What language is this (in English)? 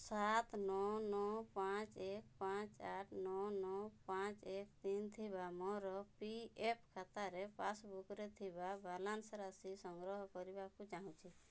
Odia